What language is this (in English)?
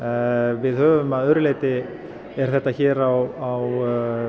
Icelandic